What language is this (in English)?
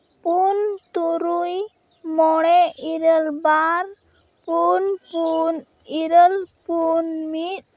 Santali